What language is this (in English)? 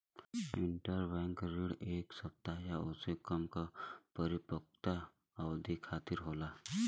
Bhojpuri